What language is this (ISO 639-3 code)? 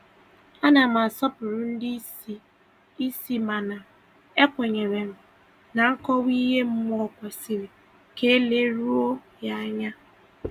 ibo